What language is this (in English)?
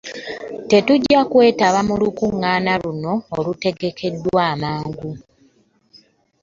Ganda